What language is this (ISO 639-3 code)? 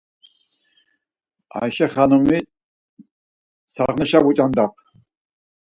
lzz